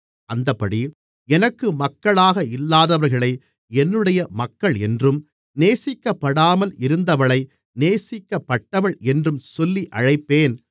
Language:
Tamil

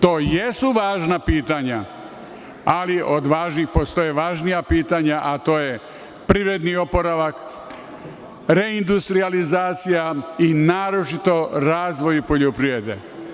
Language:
Serbian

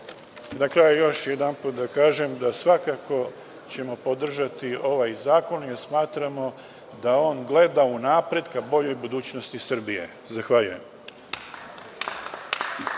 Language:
Serbian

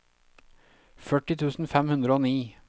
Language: Norwegian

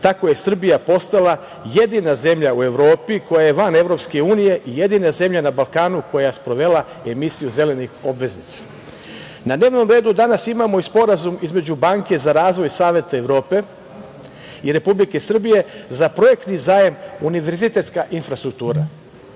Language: Serbian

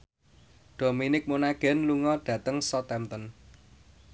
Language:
Javanese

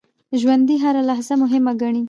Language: Pashto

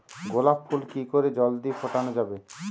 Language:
Bangla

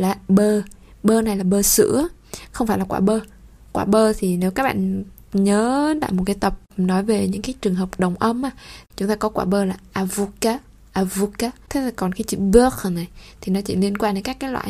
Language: Vietnamese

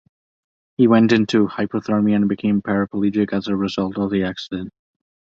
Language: English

